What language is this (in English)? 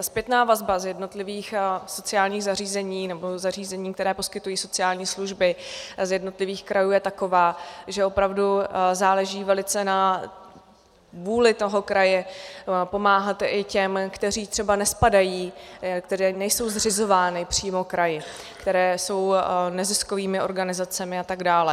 Czech